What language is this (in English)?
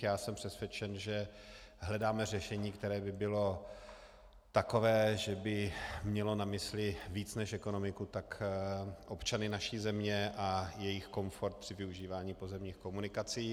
Czech